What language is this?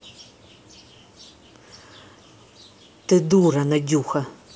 Russian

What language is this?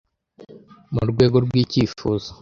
Kinyarwanda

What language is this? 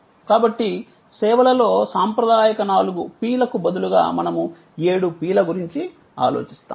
Telugu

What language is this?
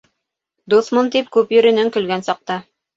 Bashkir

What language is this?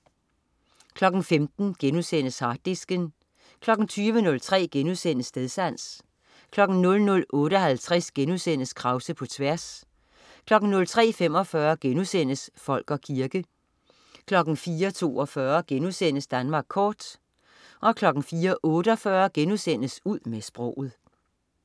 Danish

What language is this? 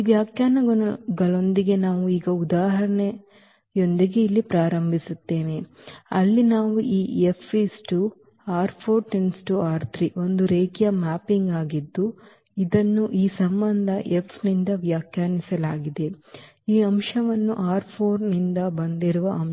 Kannada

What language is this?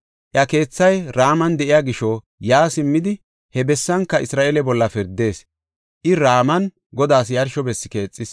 Gofa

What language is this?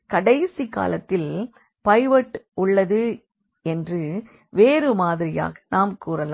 Tamil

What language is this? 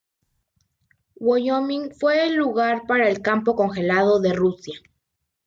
Spanish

